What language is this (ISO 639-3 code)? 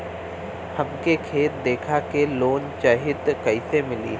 bho